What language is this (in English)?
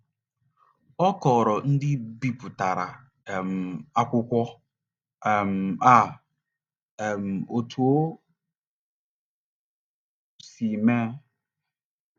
Igbo